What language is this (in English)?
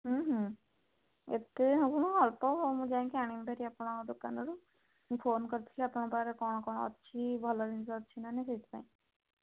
Odia